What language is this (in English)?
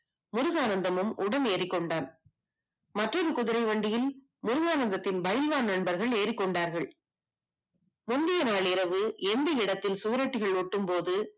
Tamil